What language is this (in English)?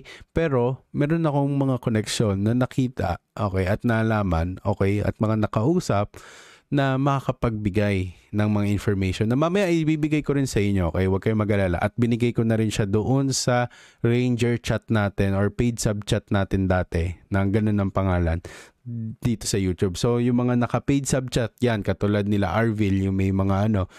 Filipino